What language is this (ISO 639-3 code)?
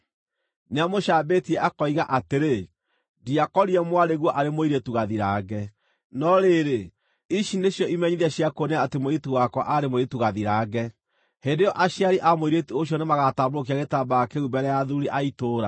kik